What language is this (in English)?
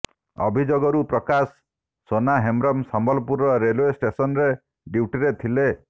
Odia